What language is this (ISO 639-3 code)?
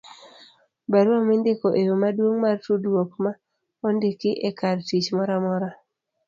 luo